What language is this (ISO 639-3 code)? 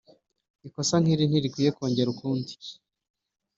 kin